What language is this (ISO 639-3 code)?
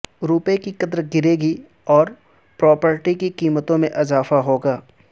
urd